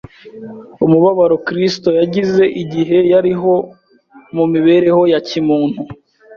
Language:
Kinyarwanda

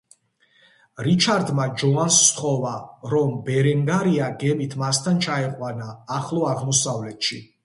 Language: Georgian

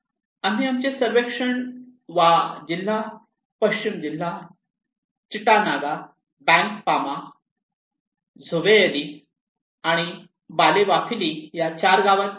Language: Marathi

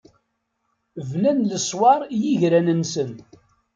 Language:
Kabyle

